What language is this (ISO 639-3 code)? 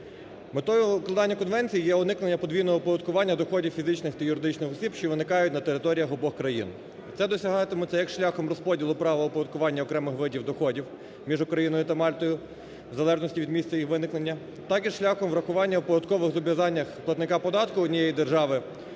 ukr